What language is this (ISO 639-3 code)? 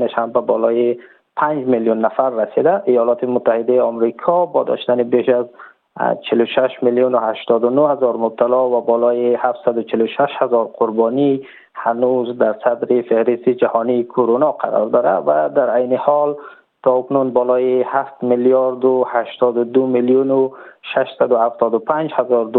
fas